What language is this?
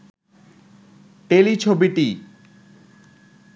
Bangla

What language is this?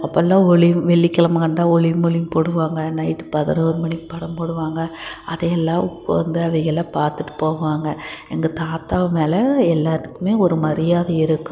Tamil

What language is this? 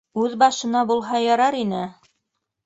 Bashkir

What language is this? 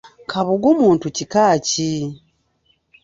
Ganda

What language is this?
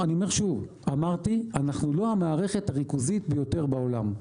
Hebrew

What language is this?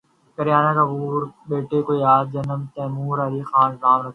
Urdu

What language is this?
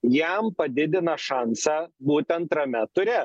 Lithuanian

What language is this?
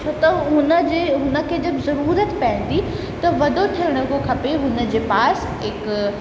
Sindhi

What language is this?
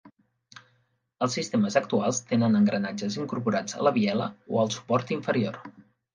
Catalan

